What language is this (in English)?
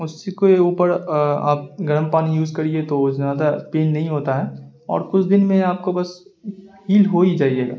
Urdu